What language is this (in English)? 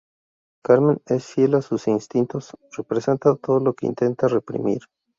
Spanish